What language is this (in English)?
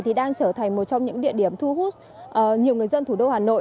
Vietnamese